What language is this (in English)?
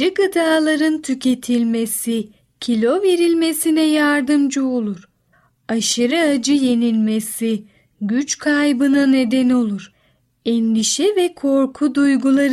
Turkish